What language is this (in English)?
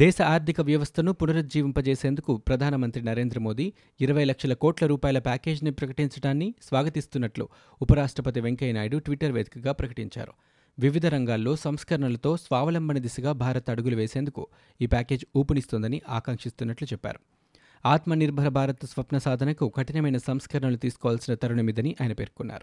Telugu